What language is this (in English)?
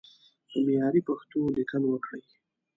Pashto